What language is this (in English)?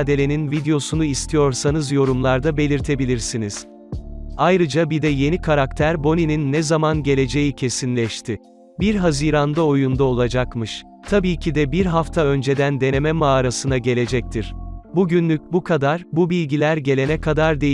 Turkish